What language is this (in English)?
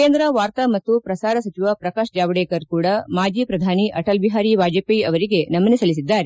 Kannada